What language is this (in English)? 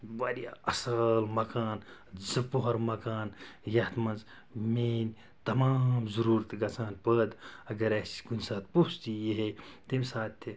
Kashmiri